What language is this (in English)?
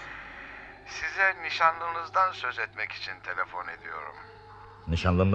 Turkish